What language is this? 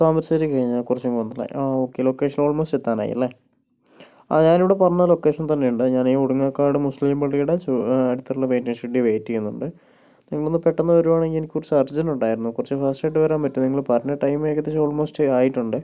Malayalam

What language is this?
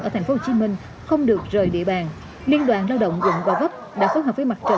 Vietnamese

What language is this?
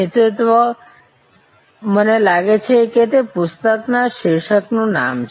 Gujarati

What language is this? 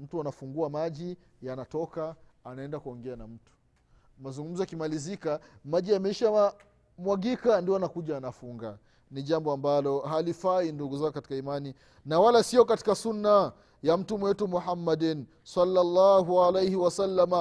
Swahili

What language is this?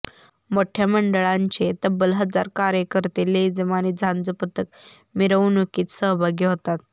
Marathi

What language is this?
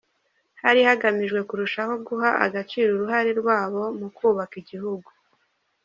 Kinyarwanda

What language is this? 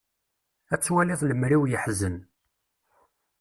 Kabyle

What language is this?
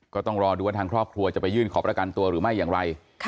Thai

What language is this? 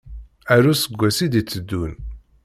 Kabyle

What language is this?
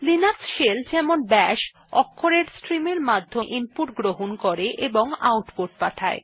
Bangla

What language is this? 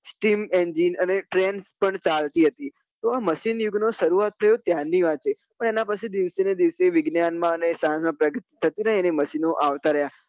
Gujarati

